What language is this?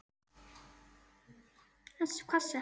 Icelandic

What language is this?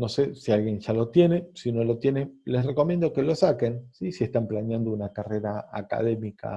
Spanish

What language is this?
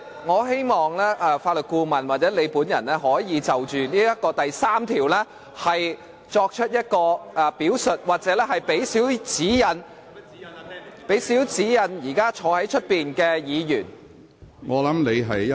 Cantonese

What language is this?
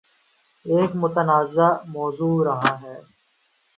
Urdu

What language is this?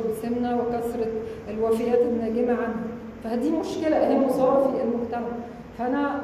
Arabic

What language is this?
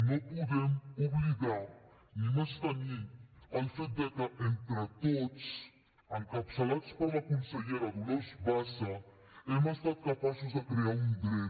Catalan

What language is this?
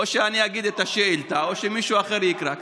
Hebrew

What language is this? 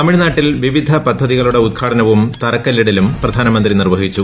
Malayalam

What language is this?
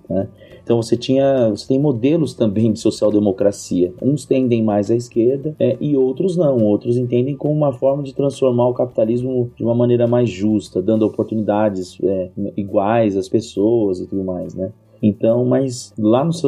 Portuguese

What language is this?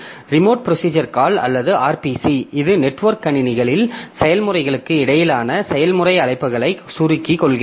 Tamil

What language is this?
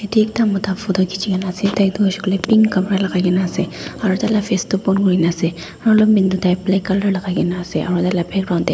Naga Pidgin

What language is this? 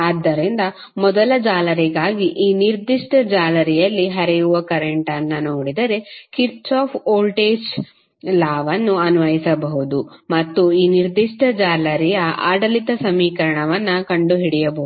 Kannada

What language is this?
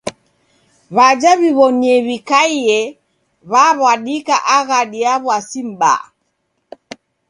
Taita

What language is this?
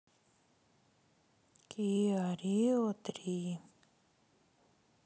Russian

